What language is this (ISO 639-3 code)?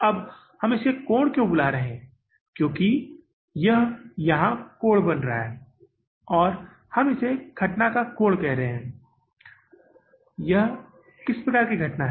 hin